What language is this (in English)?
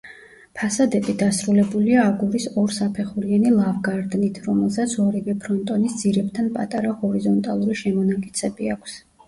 Georgian